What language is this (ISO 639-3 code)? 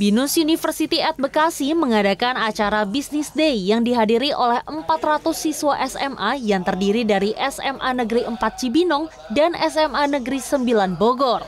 ind